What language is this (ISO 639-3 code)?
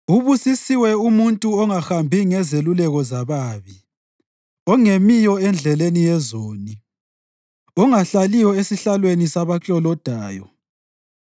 nde